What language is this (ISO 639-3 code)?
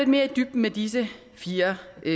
dan